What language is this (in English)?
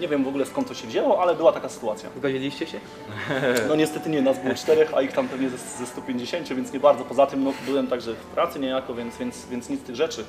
Polish